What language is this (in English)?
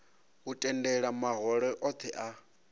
Venda